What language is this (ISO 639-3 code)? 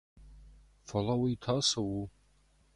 oss